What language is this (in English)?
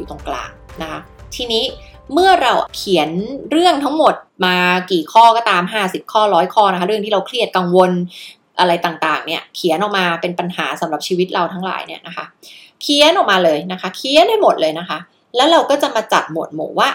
Thai